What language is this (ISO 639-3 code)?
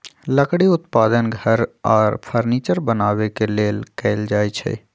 mag